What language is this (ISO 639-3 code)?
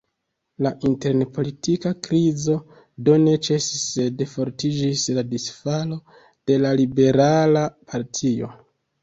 epo